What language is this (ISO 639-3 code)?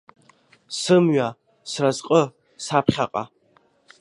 abk